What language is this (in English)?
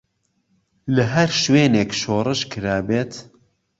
Central Kurdish